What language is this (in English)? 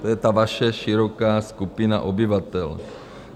Czech